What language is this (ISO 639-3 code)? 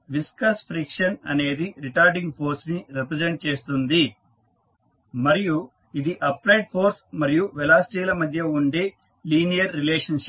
tel